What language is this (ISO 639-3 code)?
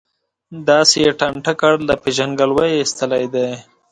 pus